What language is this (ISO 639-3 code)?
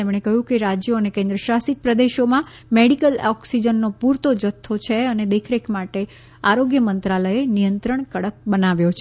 guj